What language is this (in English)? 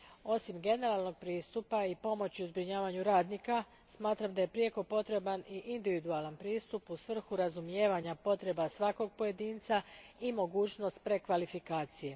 Croatian